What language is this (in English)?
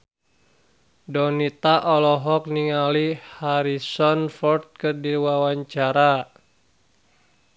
Sundanese